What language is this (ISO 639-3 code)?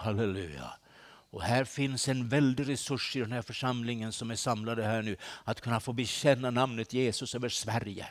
swe